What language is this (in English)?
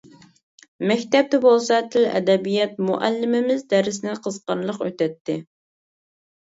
Uyghur